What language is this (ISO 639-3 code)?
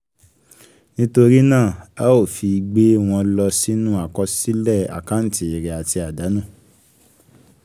yor